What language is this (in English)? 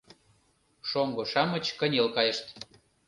Mari